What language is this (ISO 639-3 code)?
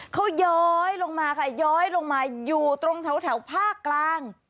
tha